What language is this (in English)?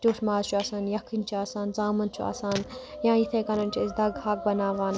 Kashmiri